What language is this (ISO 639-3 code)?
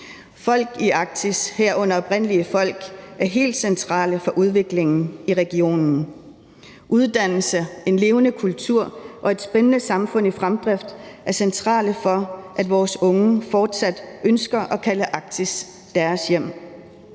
dan